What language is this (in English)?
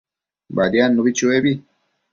Matsés